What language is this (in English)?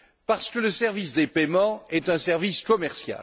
French